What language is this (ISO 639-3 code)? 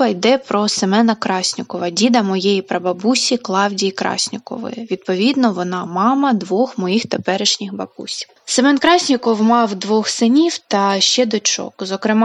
ukr